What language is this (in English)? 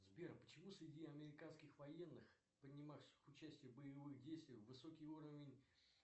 Russian